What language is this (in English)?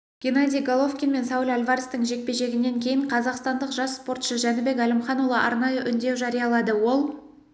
Kazakh